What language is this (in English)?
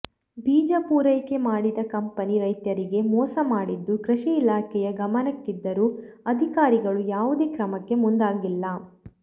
Kannada